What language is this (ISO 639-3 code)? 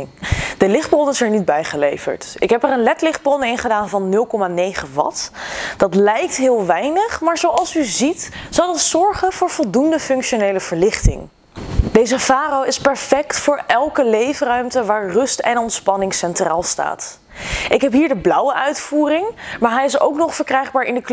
nld